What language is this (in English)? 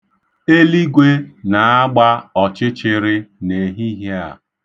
Igbo